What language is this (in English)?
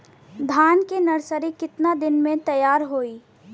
Bhojpuri